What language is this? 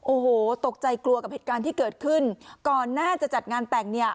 Thai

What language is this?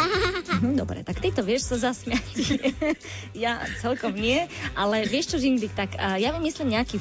Slovak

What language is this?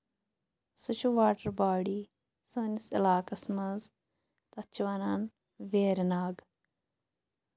Kashmiri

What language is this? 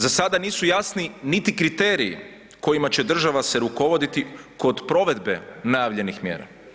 Croatian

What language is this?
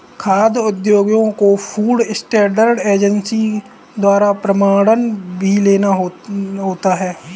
Hindi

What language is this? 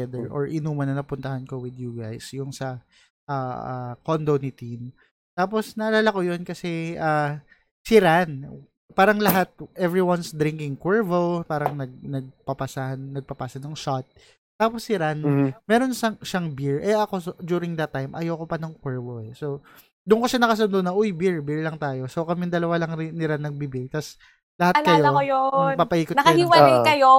Filipino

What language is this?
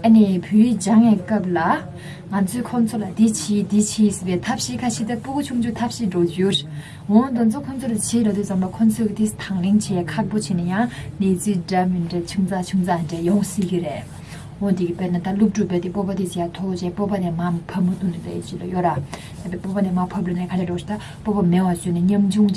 Korean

